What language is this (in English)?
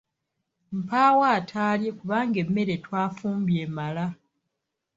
Ganda